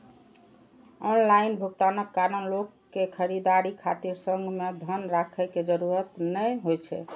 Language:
Maithili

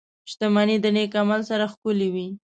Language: Pashto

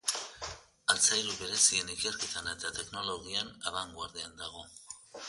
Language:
Basque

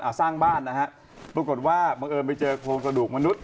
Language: Thai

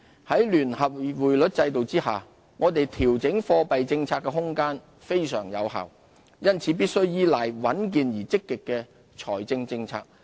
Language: Cantonese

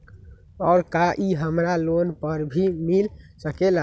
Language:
Magahi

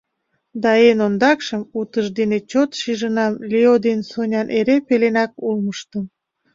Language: Mari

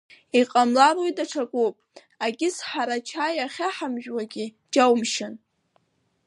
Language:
Abkhazian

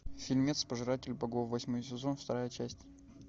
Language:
Russian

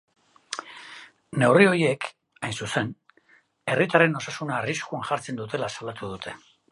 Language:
Basque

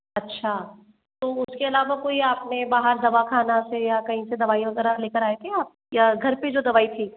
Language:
Hindi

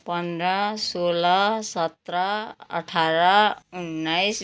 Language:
Nepali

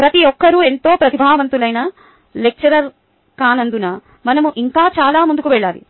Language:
Telugu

